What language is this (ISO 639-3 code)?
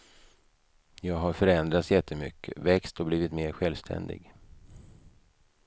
swe